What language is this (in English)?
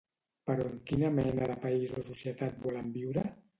Catalan